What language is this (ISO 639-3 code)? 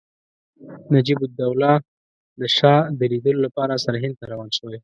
pus